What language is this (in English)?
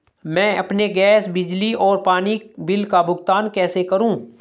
Hindi